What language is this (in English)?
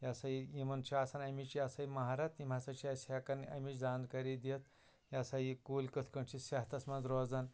Kashmiri